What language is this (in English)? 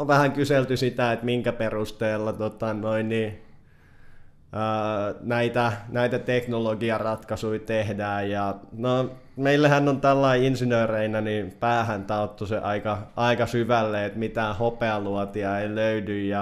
Finnish